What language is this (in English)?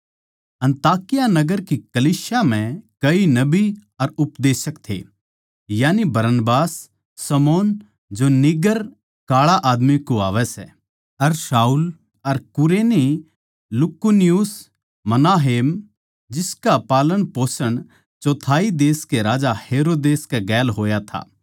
Haryanvi